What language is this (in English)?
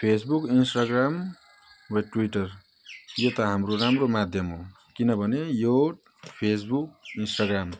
Nepali